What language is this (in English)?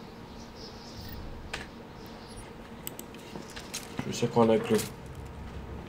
Romanian